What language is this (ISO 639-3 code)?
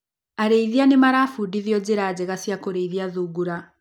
kik